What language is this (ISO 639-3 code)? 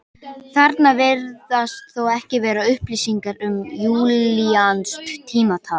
isl